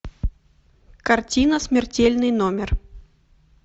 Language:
Russian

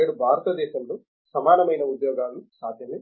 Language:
Telugu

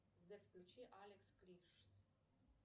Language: Russian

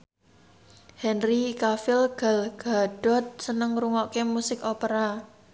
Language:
Javanese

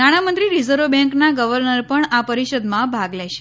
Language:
Gujarati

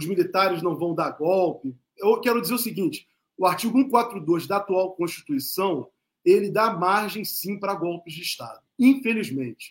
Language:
Portuguese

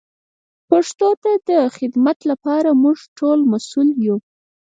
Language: Pashto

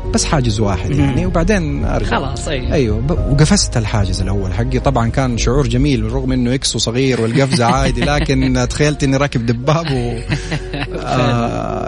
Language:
Arabic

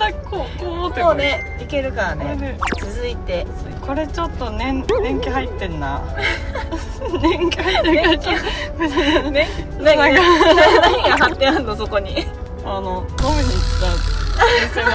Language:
Japanese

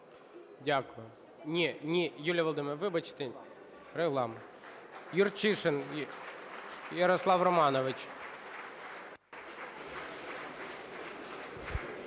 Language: Ukrainian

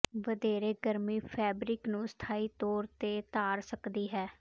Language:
Punjabi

